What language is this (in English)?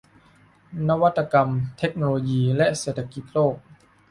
Thai